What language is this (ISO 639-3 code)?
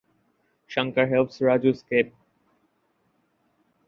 eng